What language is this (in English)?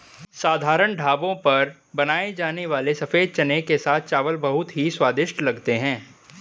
Hindi